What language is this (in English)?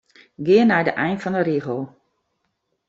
Western Frisian